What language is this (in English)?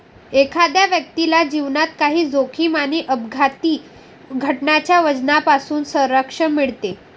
Marathi